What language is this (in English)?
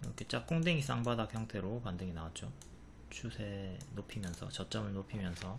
Korean